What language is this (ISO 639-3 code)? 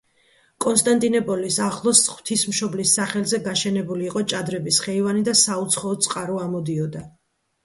kat